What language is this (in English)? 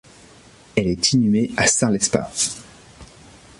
French